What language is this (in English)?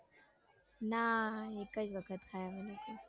Gujarati